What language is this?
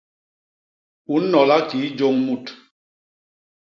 Basaa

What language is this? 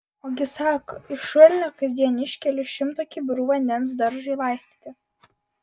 Lithuanian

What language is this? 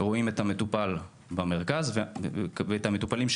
Hebrew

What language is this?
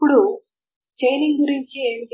Telugu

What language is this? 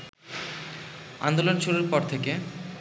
Bangla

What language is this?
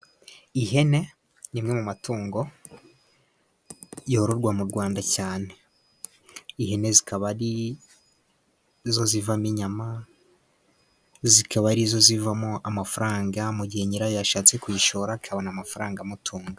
Kinyarwanda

